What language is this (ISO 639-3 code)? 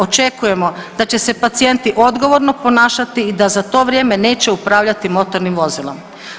hrv